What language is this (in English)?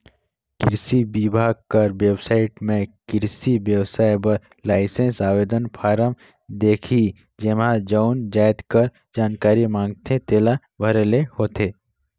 Chhattisgarhi